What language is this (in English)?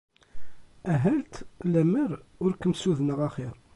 Kabyle